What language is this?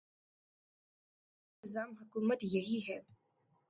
Urdu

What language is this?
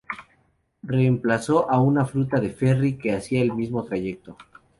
Spanish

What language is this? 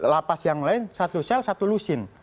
Indonesian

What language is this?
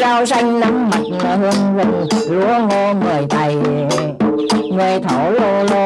Vietnamese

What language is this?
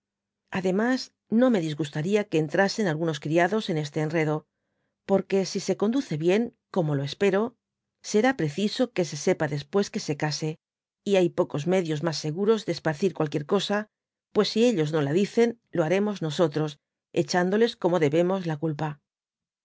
Spanish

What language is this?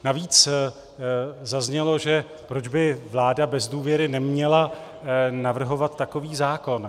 Czech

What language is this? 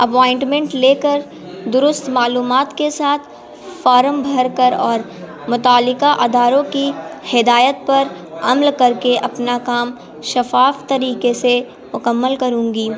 Urdu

